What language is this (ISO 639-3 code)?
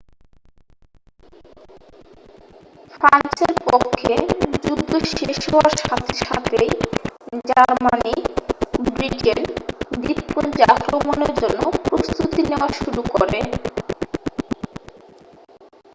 ben